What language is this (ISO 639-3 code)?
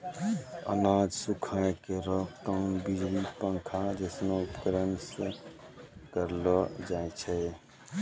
mai